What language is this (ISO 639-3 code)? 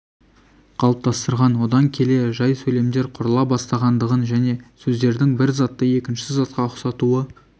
kaz